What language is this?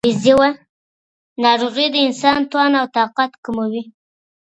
Pashto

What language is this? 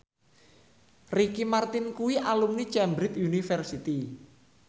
Javanese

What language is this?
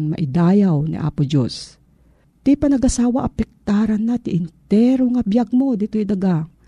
Filipino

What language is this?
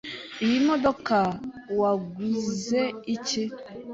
Kinyarwanda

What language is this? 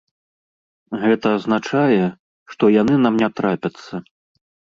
Belarusian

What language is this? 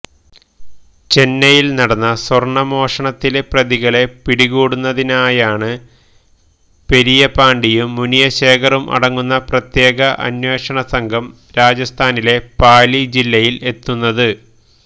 Malayalam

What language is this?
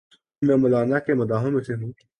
Urdu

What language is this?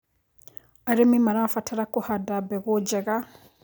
Kikuyu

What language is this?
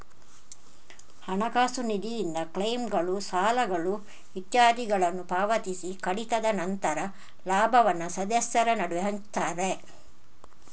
Kannada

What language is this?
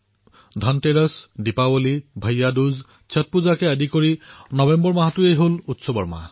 Assamese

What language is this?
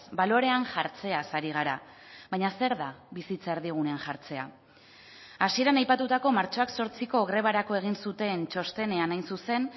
Basque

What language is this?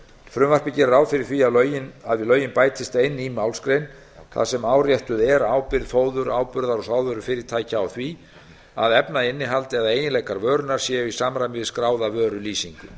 Icelandic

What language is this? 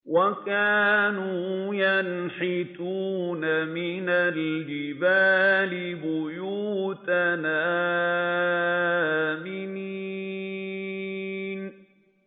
Arabic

